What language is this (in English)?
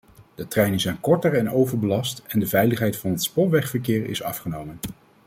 Dutch